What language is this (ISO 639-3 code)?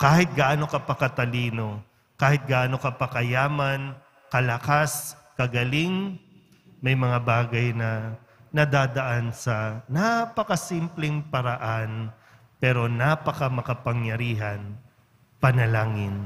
fil